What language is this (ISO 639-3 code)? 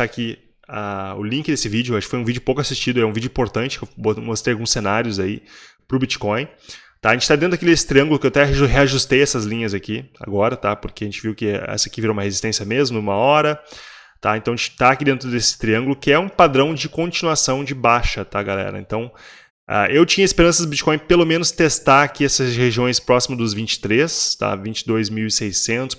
por